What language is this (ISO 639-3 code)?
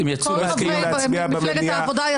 heb